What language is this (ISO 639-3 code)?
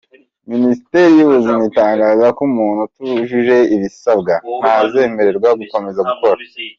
kin